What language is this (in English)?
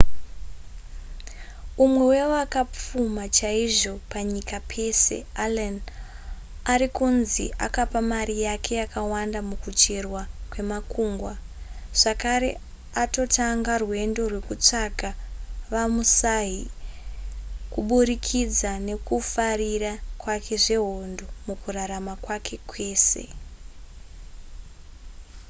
Shona